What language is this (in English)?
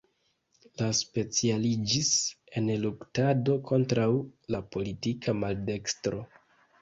Esperanto